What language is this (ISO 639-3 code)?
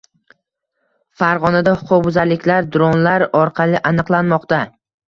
uzb